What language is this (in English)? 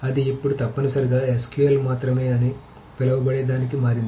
Telugu